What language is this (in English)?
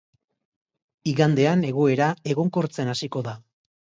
Basque